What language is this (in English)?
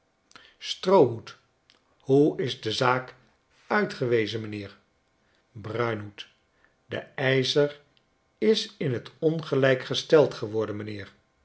Dutch